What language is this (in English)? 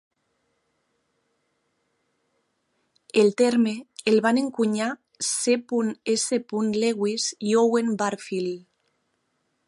Catalan